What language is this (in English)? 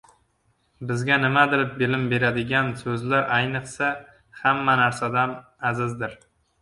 Uzbek